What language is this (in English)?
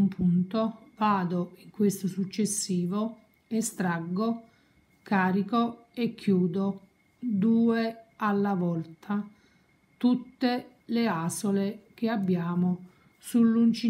Italian